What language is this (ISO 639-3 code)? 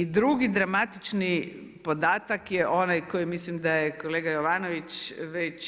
hrv